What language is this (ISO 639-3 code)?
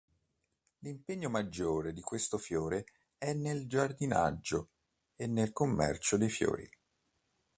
ita